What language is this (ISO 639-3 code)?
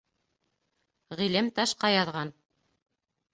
bak